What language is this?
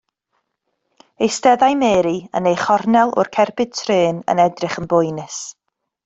Welsh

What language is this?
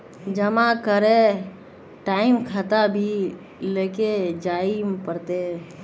Magahi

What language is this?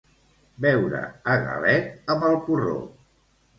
Catalan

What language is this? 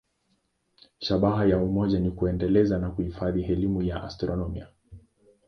Swahili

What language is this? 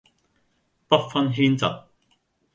Cantonese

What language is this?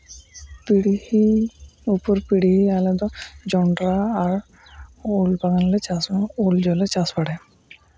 Santali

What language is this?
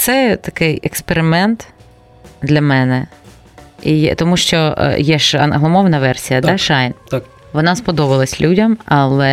Ukrainian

